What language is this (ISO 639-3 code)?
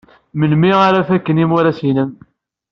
kab